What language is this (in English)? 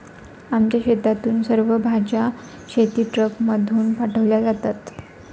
Marathi